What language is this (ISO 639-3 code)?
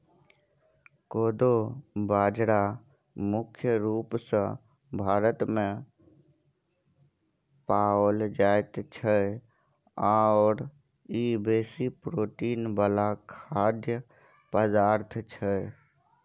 mai